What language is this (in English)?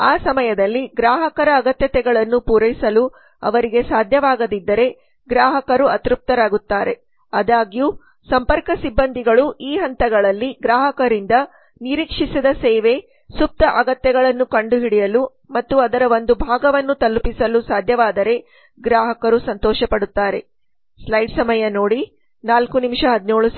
Kannada